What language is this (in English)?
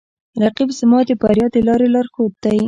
Pashto